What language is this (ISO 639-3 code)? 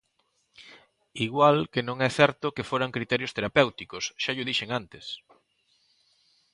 glg